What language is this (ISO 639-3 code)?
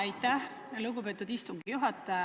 est